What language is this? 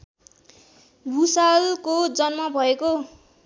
Nepali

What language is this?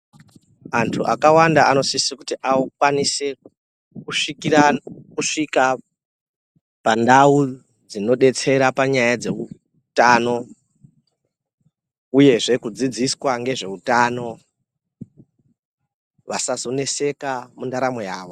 Ndau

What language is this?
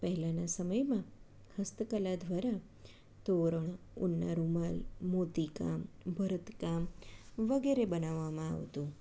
Gujarati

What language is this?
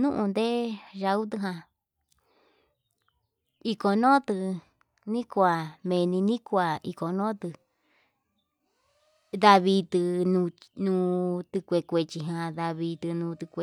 Yutanduchi Mixtec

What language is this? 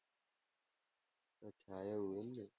Gujarati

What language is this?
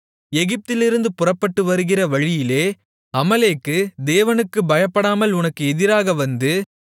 Tamil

